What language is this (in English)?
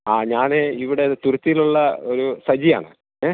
Malayalam